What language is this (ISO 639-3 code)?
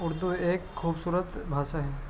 urd